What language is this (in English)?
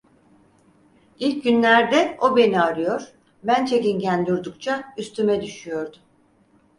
Turkish